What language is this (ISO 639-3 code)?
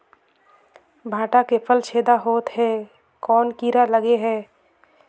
hne